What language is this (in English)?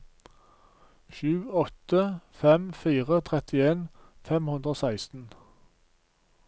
Norwegian